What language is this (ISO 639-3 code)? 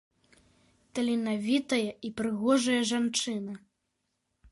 bel